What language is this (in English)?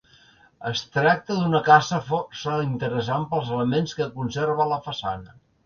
Catalan